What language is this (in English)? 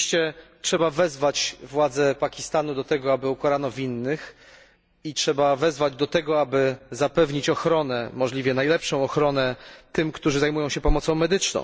Polish